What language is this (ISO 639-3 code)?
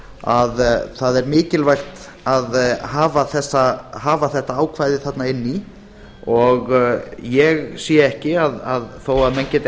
isl